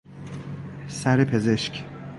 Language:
Persian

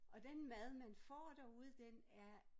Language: Danish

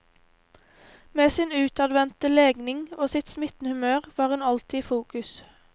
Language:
Norwegian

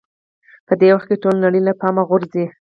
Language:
Pashto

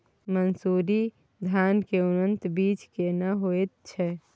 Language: Maithili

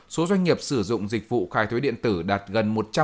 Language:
Vietnamese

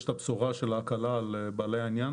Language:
Hebrew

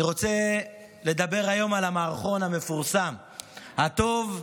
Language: Hebrew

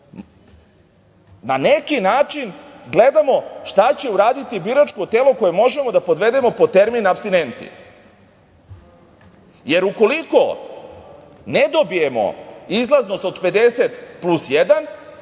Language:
Serbian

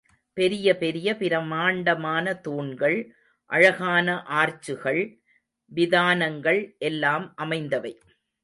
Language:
Tamil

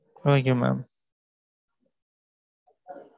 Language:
Tamil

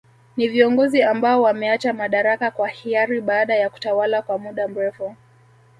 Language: Swahili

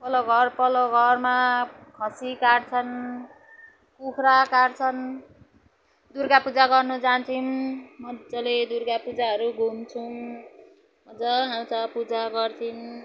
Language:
Nepali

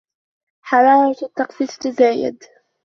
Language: Arabic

